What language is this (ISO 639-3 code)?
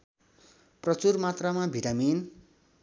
nep